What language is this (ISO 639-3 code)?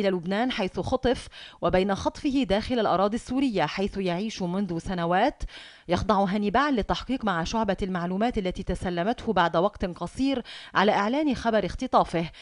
ara